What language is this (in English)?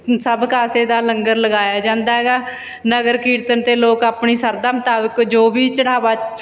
Punjabi